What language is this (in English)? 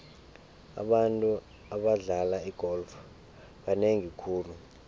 South Ndebele